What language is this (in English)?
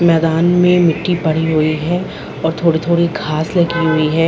Hindi